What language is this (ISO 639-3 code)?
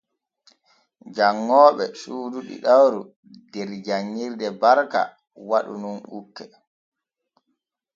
fue